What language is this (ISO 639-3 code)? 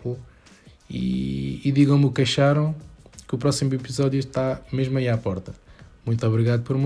por